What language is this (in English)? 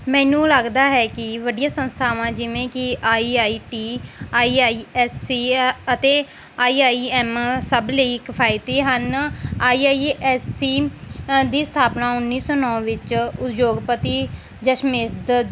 Punjabi